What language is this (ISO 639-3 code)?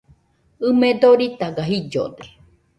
hux